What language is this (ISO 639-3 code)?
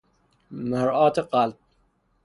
fas